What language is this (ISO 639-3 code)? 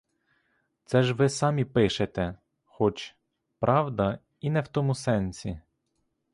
ukr